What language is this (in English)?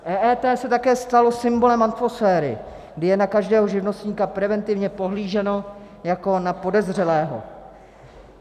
Czech